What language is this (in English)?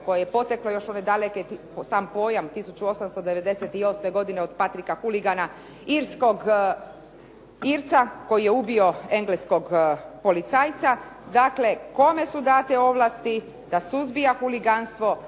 Croatian